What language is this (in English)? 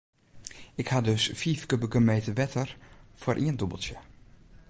Western Frisian